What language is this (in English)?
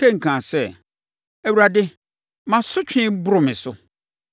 Akan